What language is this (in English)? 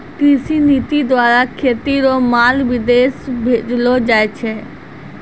Maithili